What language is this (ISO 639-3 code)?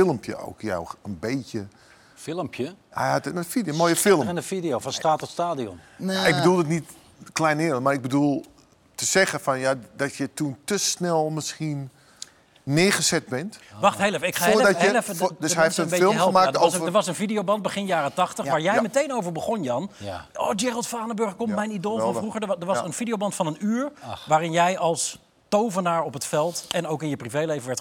nld